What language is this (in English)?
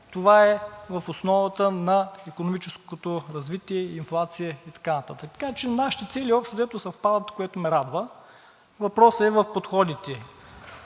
Bulgarian